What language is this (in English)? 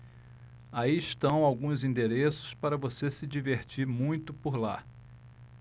Portuguese